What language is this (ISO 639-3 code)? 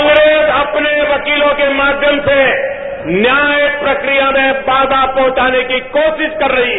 hin